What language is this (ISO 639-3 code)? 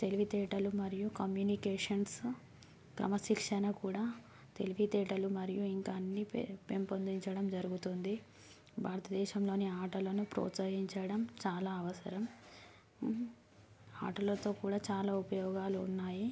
tel